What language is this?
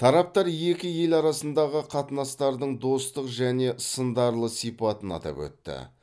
Kazakh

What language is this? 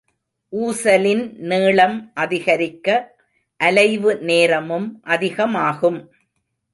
Tamil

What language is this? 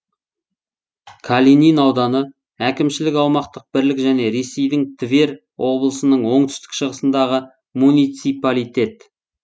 Kazakh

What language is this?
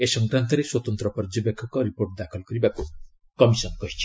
Odia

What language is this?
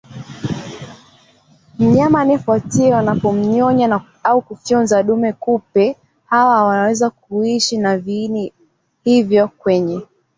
Swahili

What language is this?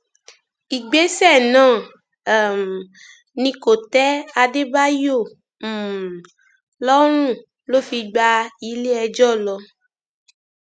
Yoruba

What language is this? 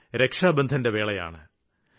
Malayalam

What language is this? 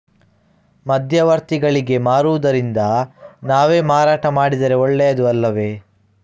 Kannada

